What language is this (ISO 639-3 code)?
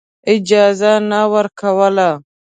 pus